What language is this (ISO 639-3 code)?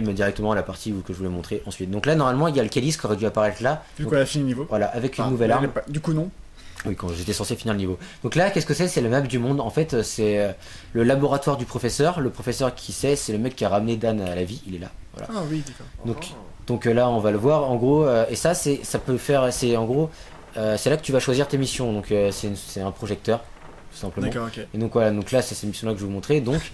fra